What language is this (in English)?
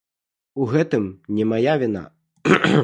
Belarusian